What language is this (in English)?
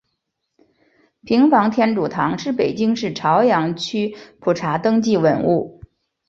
Chinese